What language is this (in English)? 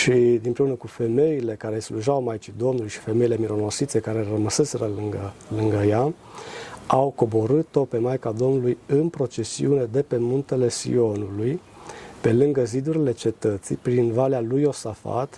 Romanian